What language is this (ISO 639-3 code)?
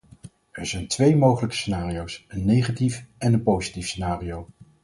nld